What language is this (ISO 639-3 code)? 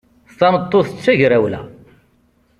kab